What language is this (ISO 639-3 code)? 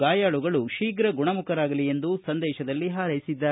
kan